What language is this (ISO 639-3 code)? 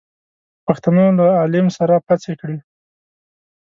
pus